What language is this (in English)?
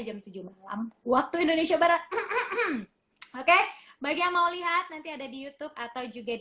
Indonesian